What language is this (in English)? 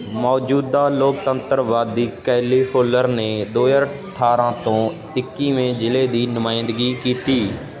Punjabi